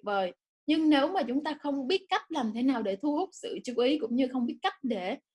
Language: Vietnamese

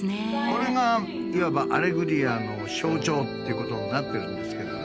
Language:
Japanese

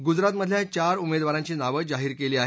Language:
Marathi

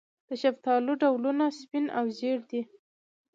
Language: Pashto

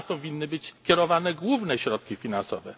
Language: Polish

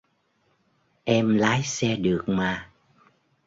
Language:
Vietnamese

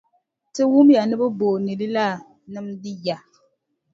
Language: Dagbani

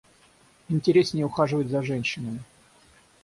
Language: Russian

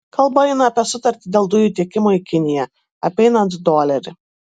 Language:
Lithuanian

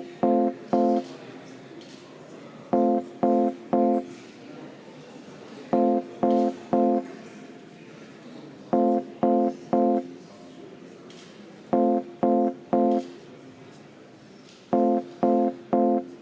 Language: Estonian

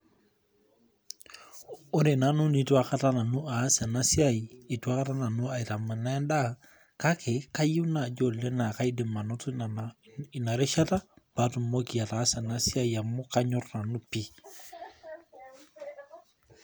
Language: Masai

